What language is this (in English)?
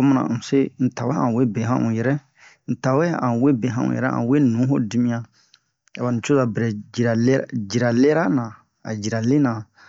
Bomu